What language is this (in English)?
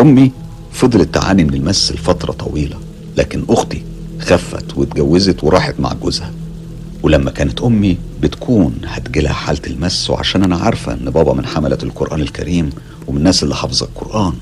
Arabic